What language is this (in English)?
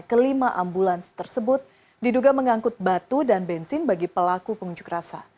Indonesian